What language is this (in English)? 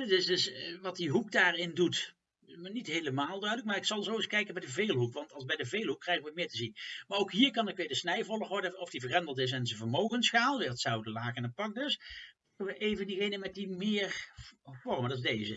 Dutch